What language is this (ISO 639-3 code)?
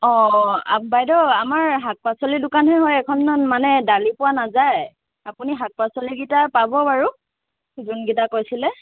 asm